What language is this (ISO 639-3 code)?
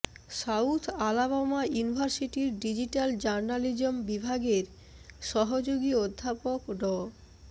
ben